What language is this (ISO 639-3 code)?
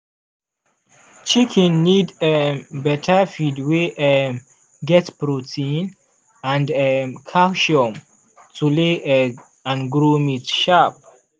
pcm